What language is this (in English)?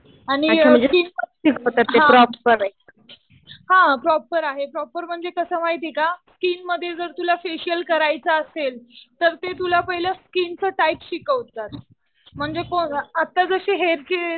Marathi